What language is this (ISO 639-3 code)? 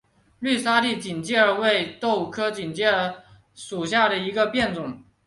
zho